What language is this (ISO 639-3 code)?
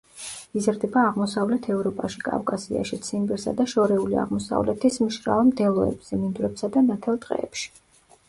kat